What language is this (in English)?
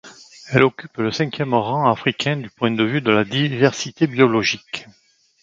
French